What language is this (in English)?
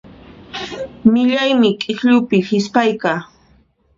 Puno Quechua